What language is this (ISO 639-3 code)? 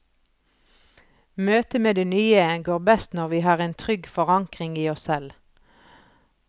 nor